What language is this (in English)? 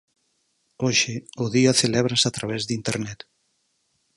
Galician